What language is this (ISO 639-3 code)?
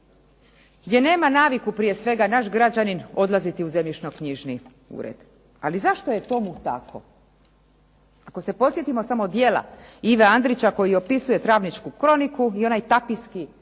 hrv